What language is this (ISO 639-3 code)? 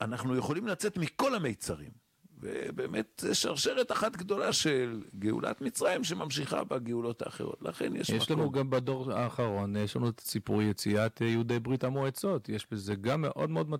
heb